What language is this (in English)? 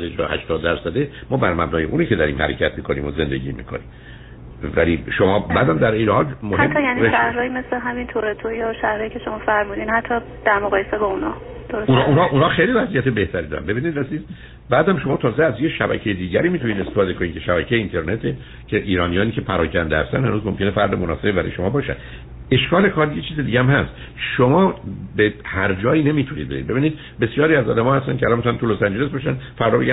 Persian